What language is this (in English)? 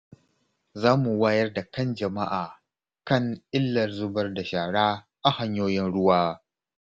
Hausa